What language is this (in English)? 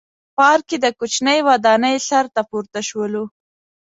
Pashto